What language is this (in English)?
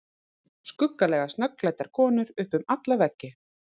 Icelandic